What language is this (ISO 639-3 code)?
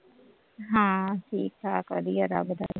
pan